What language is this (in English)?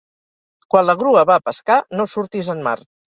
Catalan